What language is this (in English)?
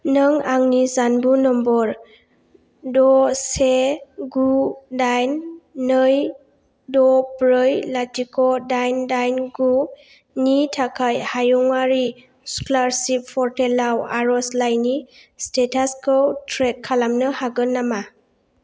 Bodo